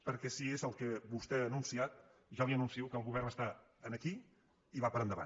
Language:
Catalan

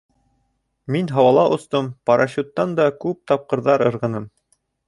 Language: Bashkir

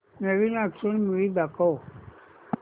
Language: Marathi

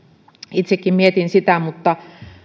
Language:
Finnish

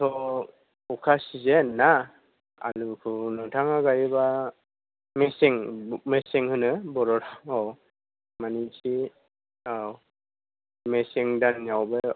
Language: Bodo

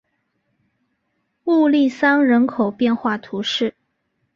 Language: Chinese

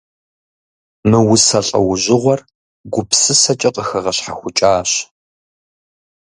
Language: Kabardian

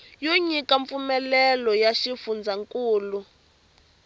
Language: Tsonga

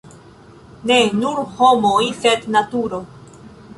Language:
Esperanto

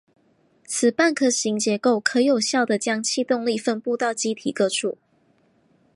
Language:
Chinese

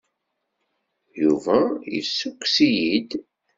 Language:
Kabyle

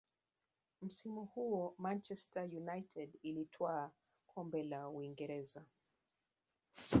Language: Swahili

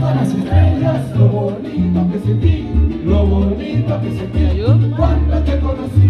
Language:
Spanish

